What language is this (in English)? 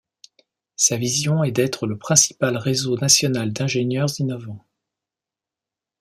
French